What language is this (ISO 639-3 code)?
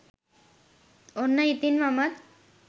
sin